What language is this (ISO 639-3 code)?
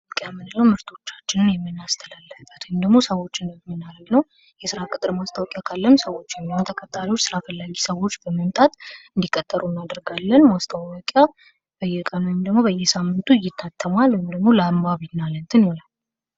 amh